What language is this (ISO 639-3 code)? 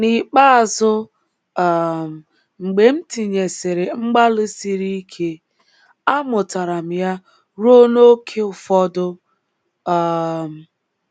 ibo